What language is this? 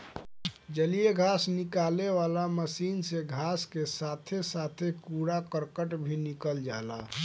Bhojpuri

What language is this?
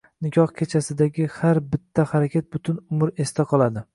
Uzbek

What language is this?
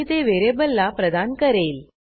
Marathi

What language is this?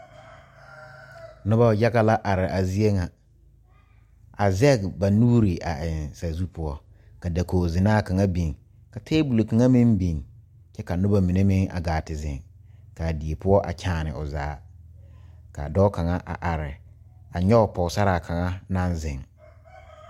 Southern Dagaare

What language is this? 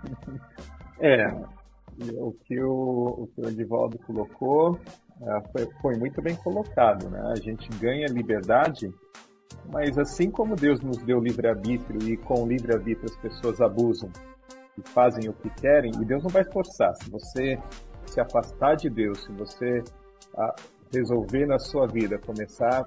Portuguese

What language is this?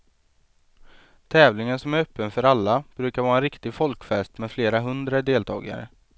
Swedish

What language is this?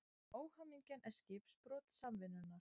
Icelandic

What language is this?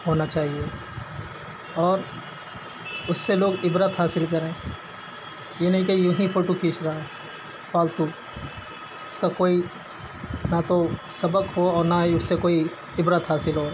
Urdu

